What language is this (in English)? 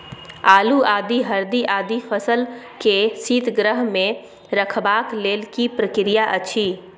Maithili